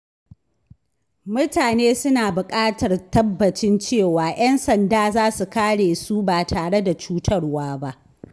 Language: Hausa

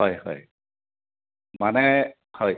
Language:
Assamese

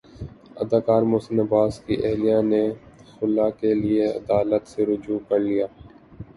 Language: Urdu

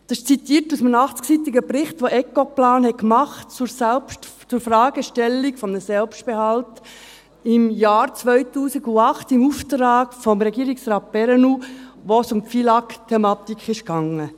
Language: Swiss German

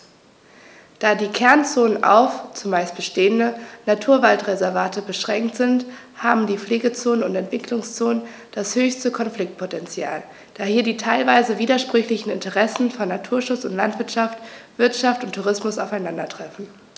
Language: German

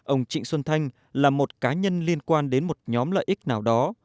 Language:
Vietnamese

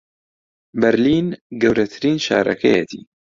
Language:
Central Kurdish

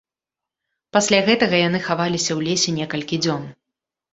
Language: Belarusian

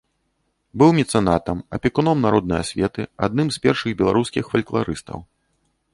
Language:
Belarusian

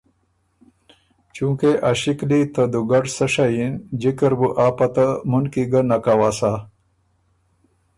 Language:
Ormuri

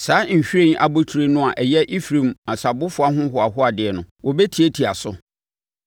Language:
Akan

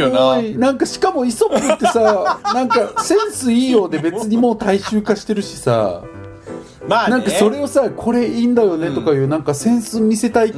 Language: Japanese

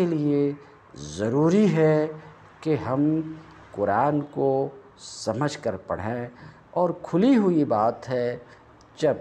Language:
Arabic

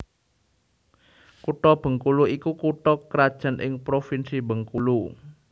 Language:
Javanese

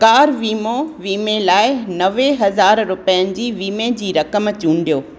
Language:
Sindhi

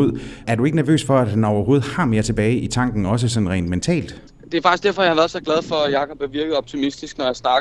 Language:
Danish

